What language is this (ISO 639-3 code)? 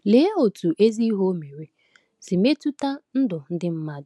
ibo